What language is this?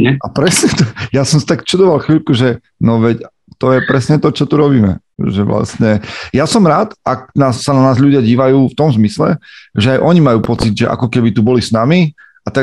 Slovak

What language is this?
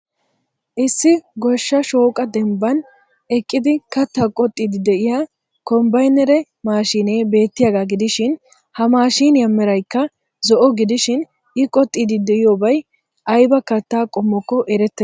Wolaytta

